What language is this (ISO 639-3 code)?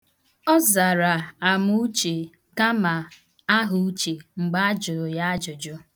ibo